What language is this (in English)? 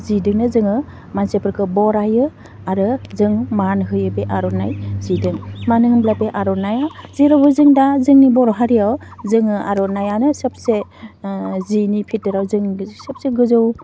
Bodo